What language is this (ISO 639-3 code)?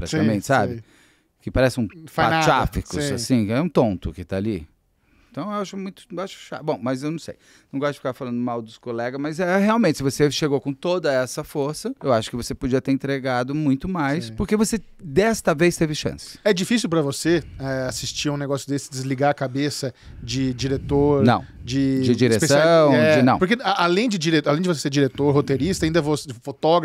por